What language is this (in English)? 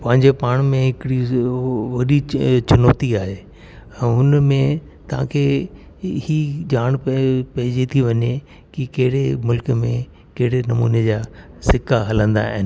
Sindhi